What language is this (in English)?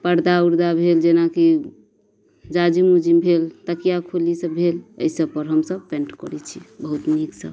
Maithili